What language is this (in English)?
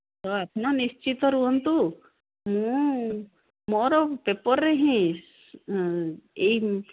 Odia